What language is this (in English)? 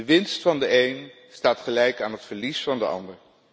Dutch